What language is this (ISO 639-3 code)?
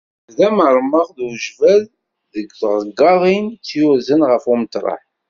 kab